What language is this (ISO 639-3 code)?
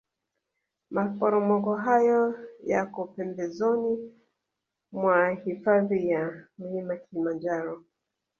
swa